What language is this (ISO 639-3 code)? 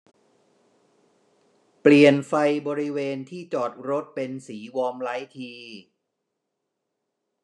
tha